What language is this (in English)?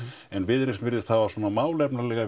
Icelandic